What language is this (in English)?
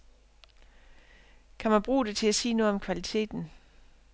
Danish